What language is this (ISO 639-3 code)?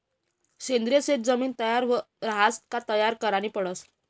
mar